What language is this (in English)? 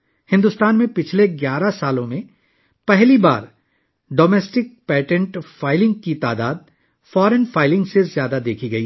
Urdu